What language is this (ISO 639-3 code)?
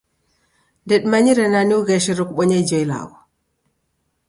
dav